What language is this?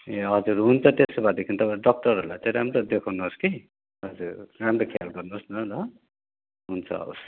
Nepali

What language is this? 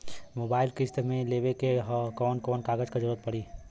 Bhojpuri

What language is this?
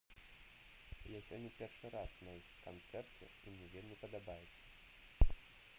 Belarusian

